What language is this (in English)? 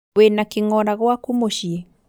Kikuyu